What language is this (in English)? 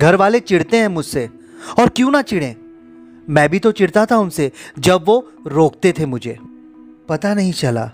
Hindi